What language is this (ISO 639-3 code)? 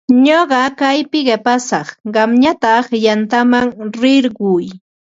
qva